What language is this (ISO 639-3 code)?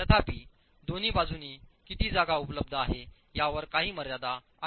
mar